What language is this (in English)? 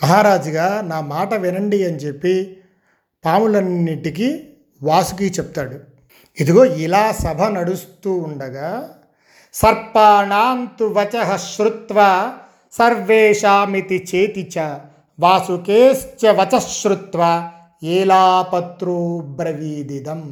Telugu